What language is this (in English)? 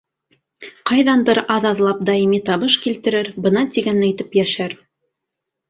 Bashkir